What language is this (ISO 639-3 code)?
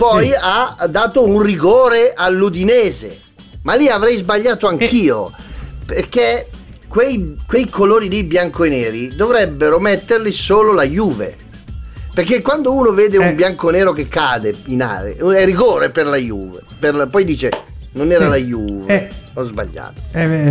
ita